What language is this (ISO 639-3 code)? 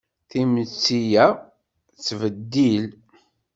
kab